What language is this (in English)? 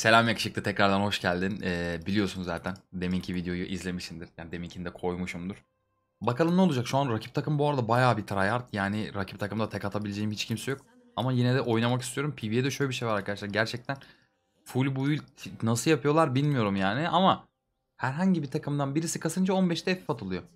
Turkish